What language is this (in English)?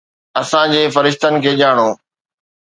Sindhi